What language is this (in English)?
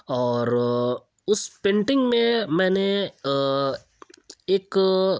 Urdu